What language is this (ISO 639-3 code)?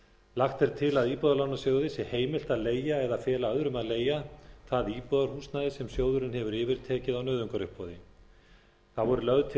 isl